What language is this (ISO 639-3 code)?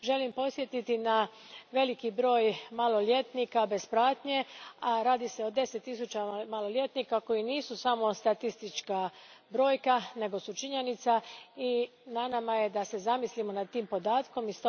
hrv